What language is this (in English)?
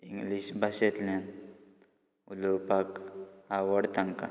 Konkani